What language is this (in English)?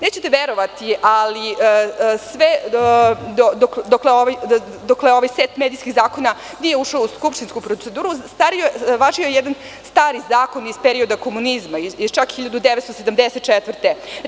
Serbian